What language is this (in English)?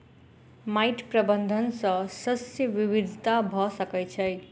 Maithili